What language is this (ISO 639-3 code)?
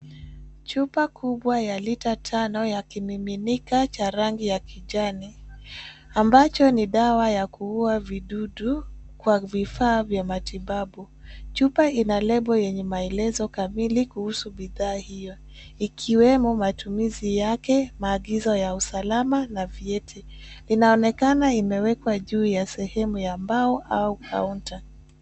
swa